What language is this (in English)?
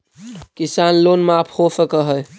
Magahi